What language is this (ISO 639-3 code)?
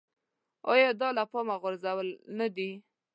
pus